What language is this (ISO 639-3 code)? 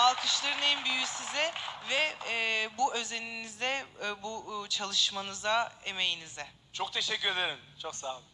tur